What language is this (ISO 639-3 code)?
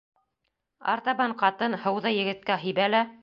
bak